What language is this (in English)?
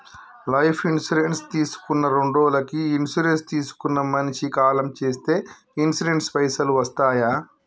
Telugu